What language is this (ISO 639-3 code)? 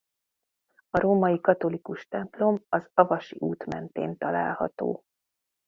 hun